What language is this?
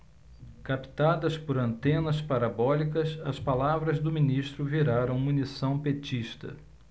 Portuguese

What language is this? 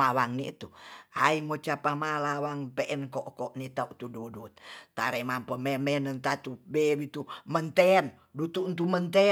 Tonsea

